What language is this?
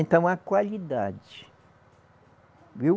Portuguese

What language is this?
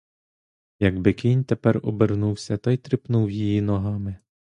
Ukrainian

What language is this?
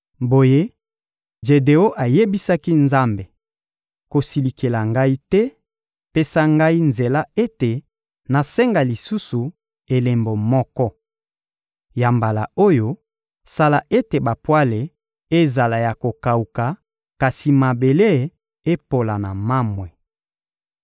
Lingala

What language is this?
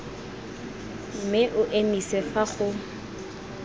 Tswana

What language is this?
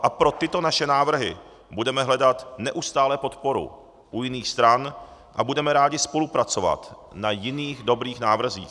Czech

